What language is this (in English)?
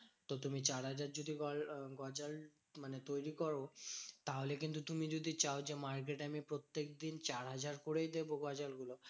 Bangla